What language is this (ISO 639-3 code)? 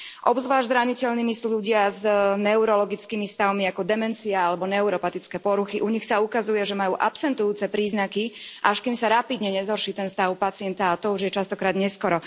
slk